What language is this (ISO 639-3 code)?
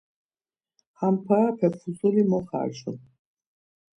lzz